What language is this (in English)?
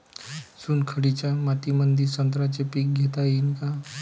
Marathi